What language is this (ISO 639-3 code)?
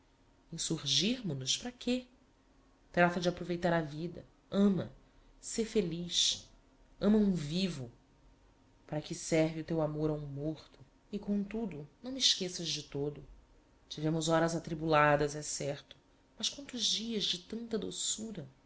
por